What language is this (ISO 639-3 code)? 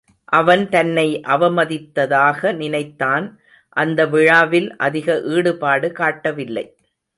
tam